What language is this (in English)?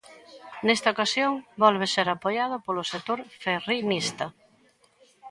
Galician